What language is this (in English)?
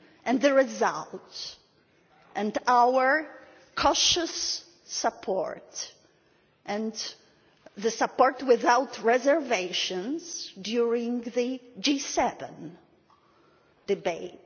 English